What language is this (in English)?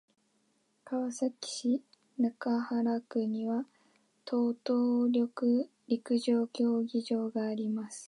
Japanese